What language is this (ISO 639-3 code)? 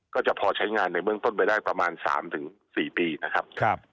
tha